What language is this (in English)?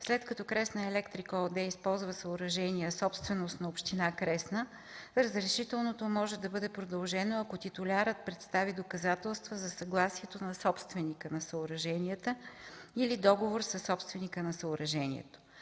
Bulgarian